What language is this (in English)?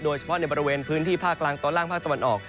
Thai